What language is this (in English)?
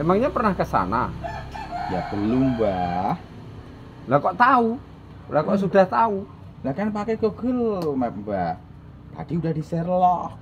Indonesian